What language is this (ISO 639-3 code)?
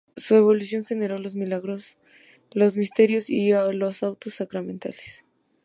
spa